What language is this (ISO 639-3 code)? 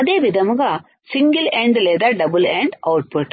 tel